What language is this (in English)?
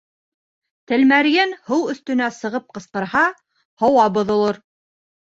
Bashkir